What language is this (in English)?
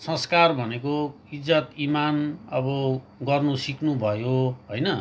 Nepali